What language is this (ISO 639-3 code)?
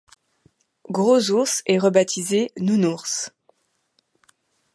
fra